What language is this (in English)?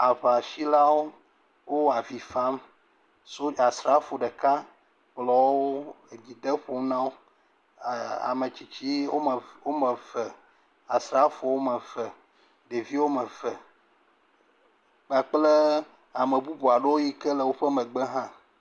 Ewe